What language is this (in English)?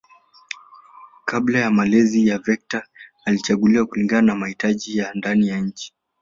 Swahili